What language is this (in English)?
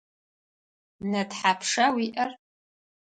Adyghe